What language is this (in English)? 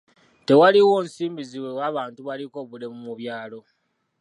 Ganda